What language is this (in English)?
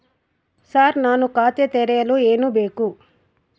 Kannada